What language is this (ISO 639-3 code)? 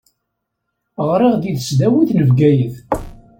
kab